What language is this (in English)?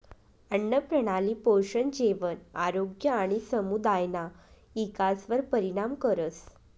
Marathi